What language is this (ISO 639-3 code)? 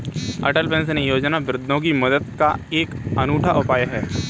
hin